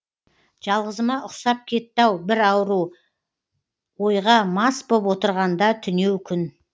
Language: Kazakh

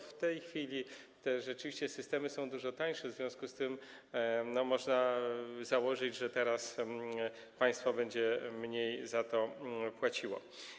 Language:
Polish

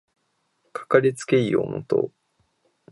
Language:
Japanese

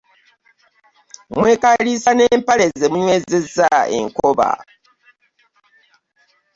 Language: Ganda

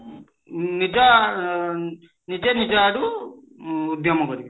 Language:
Odia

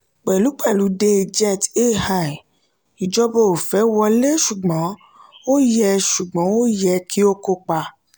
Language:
Yoruba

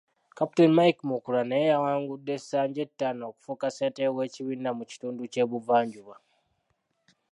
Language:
Ganda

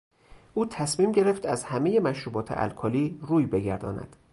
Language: Persian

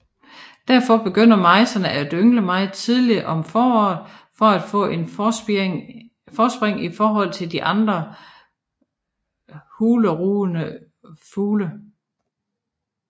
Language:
Danish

